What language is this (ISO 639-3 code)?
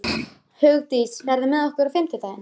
isl